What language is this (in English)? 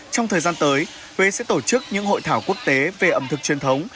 Vietnamese